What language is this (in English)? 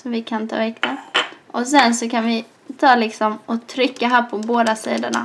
Swedish